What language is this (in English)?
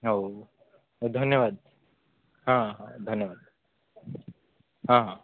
Odia